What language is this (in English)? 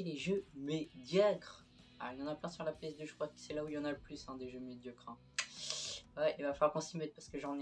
French